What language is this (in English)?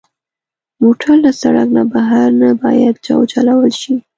Pashto